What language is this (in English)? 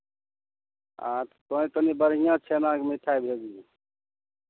Maithili